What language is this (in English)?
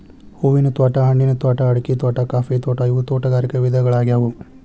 Kannada